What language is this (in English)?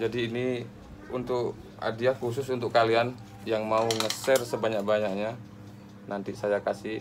Indonesian